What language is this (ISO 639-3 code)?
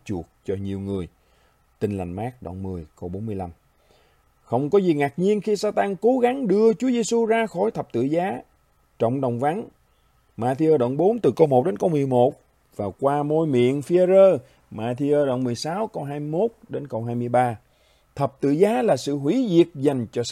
vie